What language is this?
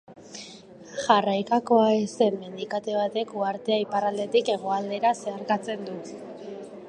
Basque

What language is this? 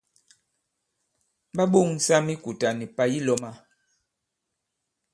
Bankon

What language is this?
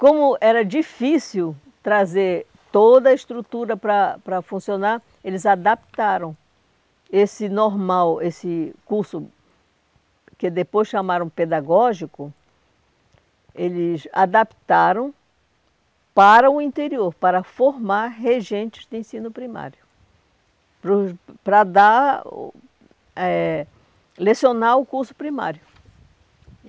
Portuguese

